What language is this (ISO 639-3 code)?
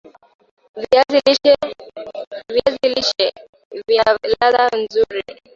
swa